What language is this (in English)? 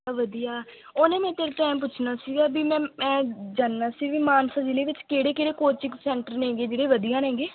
Punjabi